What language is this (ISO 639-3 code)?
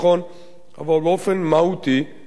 heb